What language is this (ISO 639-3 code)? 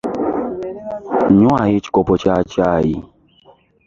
lug